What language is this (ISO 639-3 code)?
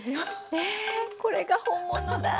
jpn